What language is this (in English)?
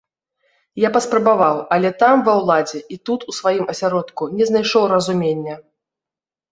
Belarusian